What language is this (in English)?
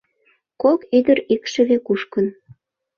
Mari